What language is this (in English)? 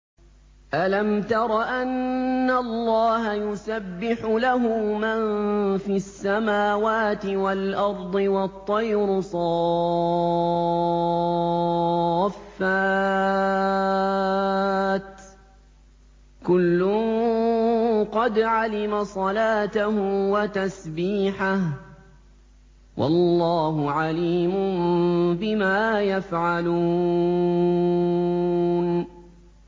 Arabic